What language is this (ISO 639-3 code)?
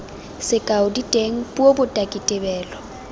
tsn